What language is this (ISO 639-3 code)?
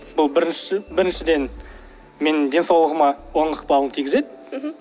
kaz